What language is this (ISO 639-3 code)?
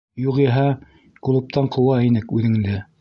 bak